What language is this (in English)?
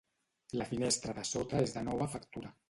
Catalan